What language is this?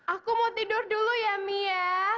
Indonesian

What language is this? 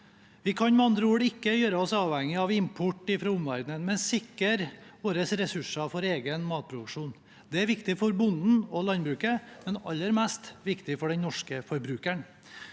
Norwegian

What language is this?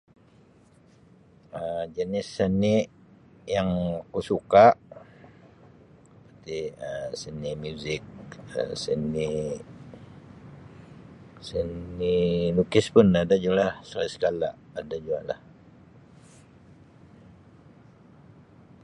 Sabah Malay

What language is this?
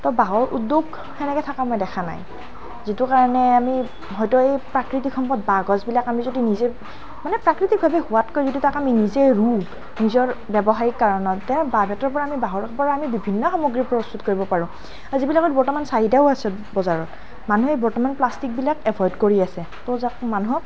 Assamese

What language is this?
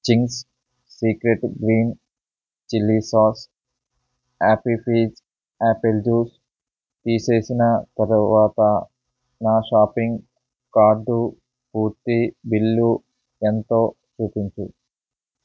Telugu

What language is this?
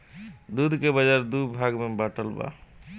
Bhojpuri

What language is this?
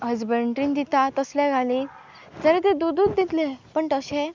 Konkani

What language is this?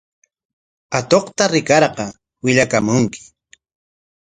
Corongo Ancash Quechua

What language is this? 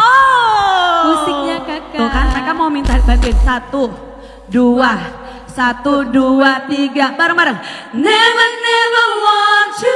Indonesian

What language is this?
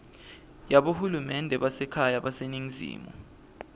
Swati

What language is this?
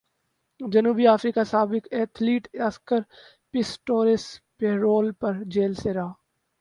Urdu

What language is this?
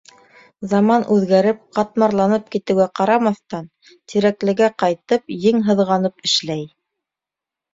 Bashkir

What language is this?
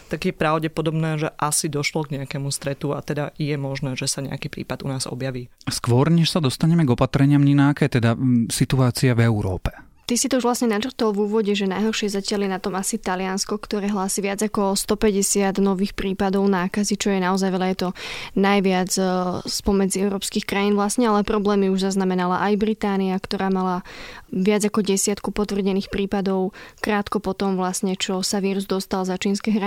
Slovak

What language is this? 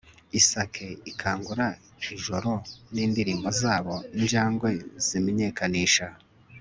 Kinyarwanda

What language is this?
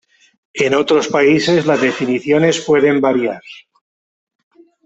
Spanish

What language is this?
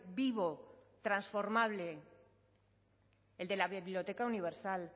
Spanish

